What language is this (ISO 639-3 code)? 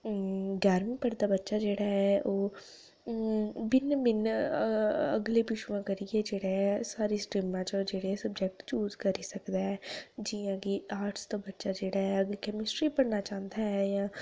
doi